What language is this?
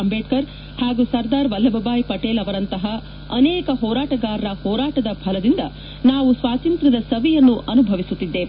Kannada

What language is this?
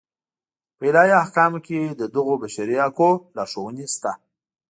Pashto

